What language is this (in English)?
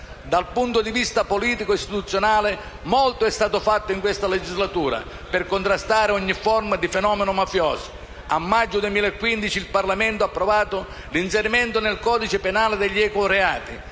Italian